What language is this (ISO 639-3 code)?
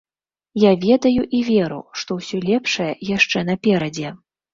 bel